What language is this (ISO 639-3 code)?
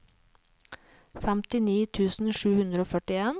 nor